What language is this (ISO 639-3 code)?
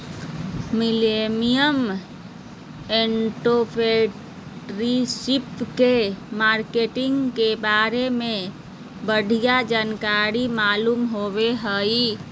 mag